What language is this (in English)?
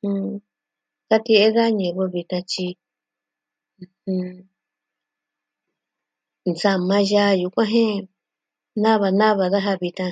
Southwestern Tlaxiaco Mixtec